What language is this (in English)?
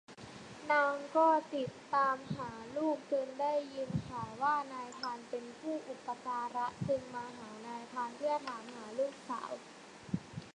Thai